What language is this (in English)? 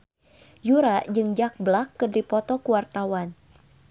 Sundanese